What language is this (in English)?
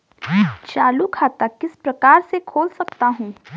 Hindi